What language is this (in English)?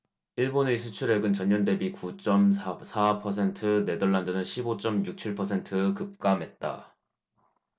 Korean